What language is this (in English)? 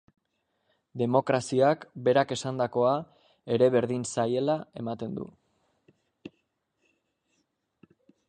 Basque